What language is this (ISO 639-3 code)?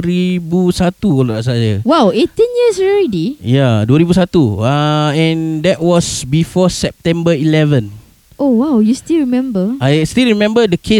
msa